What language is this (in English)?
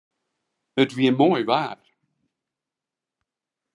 Western Frisian